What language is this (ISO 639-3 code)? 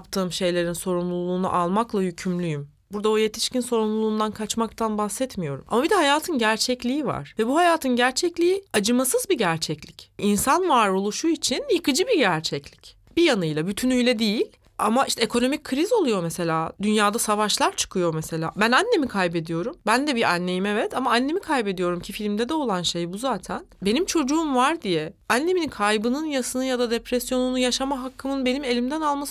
tur